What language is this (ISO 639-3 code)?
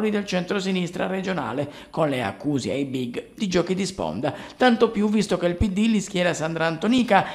ita